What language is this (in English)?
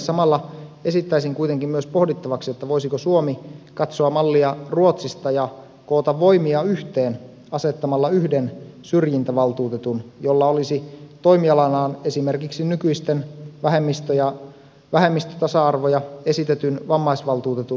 Finnish